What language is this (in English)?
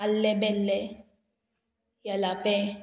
Konkani